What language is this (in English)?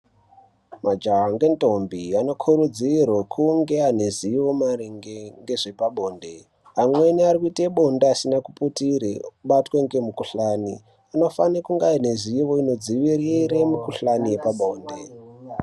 Ndau